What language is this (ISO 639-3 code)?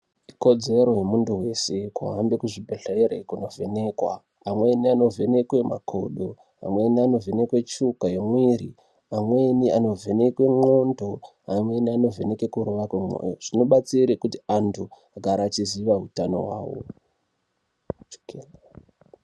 ndc